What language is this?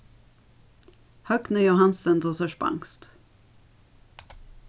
Faroese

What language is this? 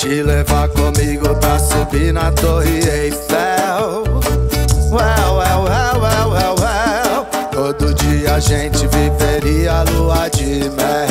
Portuguese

